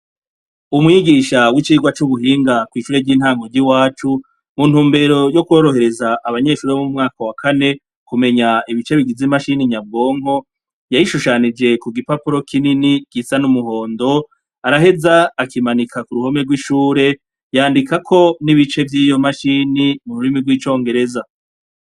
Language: Rundi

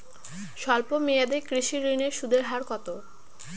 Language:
Bangla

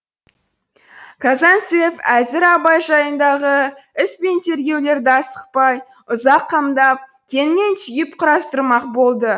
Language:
Kazakh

